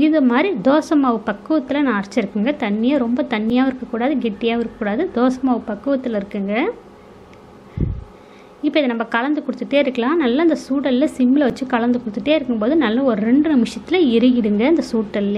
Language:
Arabic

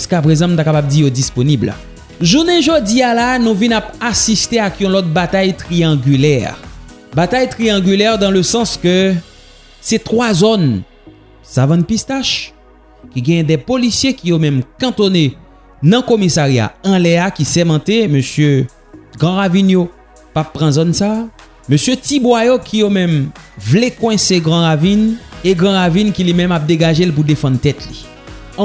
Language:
French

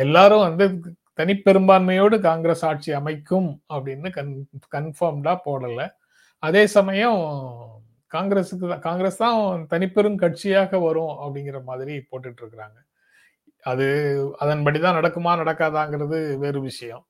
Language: Tamil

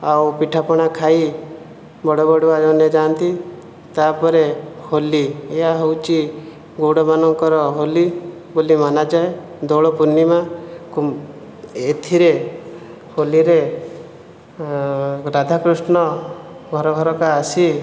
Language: Odia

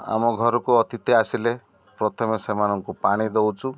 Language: Odia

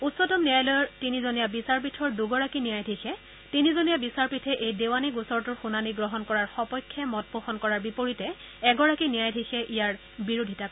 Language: Assamese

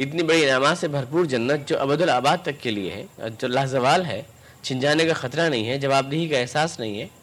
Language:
Urdu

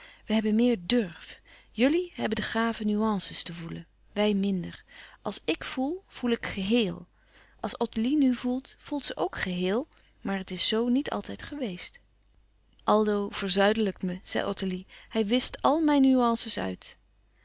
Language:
Dutch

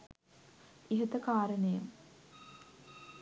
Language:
Sinhala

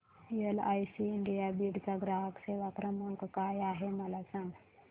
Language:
Marathi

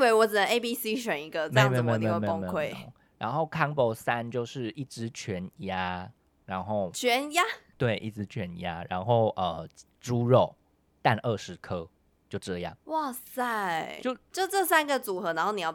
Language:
Chinese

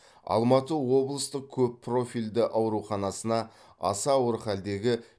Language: Kazakh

